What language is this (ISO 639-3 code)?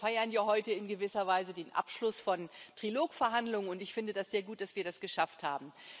deu